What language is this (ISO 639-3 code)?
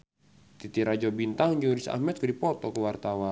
sun